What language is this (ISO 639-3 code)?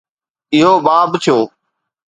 snd